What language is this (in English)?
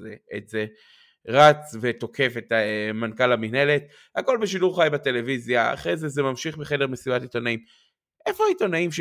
Hebrew